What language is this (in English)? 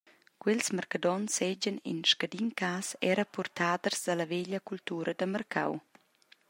Romansh